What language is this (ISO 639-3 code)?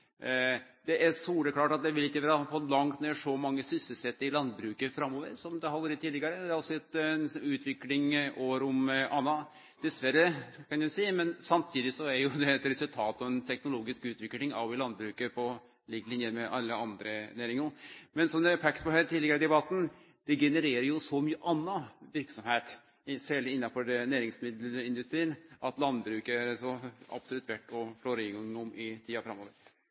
nno